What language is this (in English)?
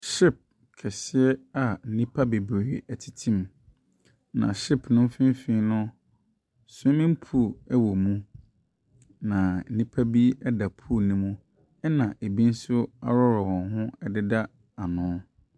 Akan